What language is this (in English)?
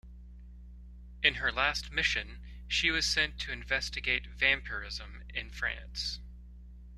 English